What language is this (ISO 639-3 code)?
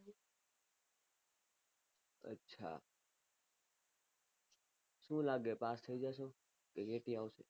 guj